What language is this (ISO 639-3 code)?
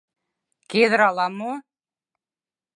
chm